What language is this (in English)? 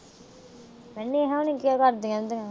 Punjabi